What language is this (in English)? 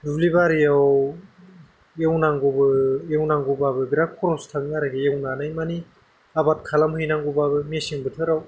Bodo